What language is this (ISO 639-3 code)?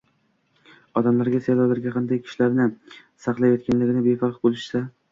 uzb